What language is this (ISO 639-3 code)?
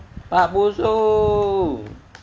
eng